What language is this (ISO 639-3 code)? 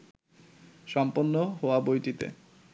ben